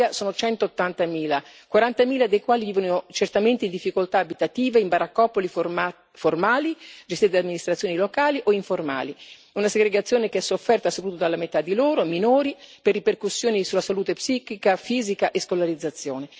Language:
Italian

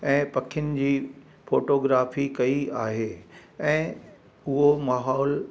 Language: Sindhi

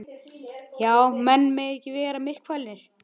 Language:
Icelandic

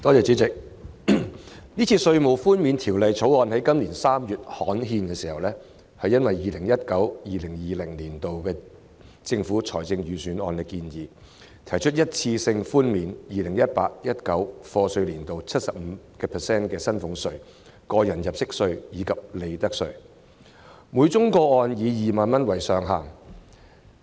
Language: Cantonese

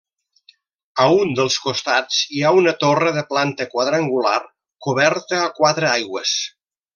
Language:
Catalan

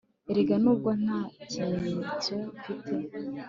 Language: Kinyarwanda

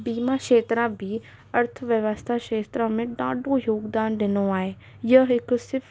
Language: Sindhi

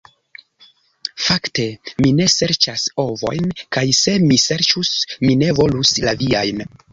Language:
Esperanto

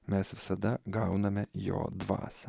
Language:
Lithuanian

